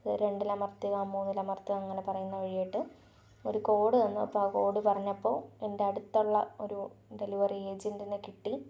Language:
Malayalam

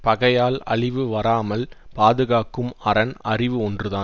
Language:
Tamil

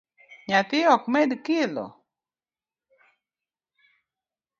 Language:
Luo (Kenya and Tanzania)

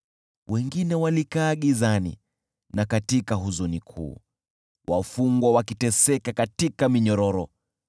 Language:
Swahili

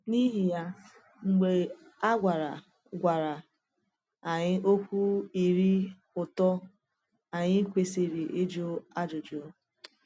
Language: Igbo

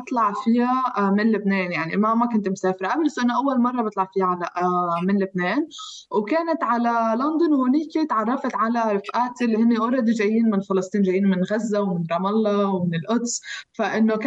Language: Arabic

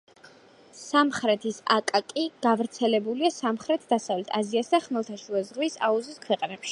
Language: Georgian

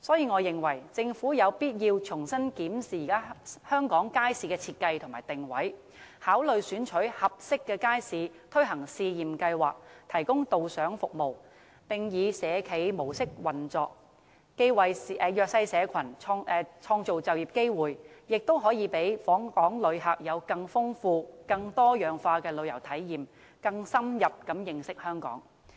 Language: Cantonese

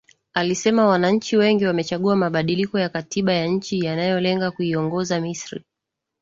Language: Swahili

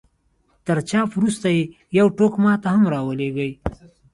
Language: Pashto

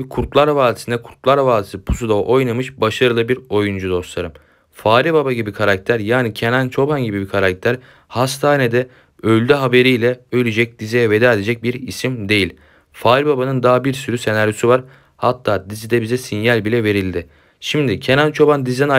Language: Turkish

